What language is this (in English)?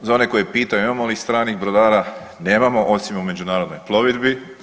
Croatian